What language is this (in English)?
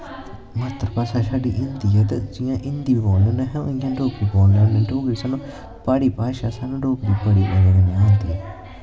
Dogri